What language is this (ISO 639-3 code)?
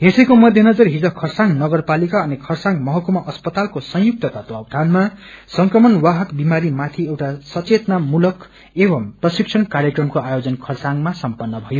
nep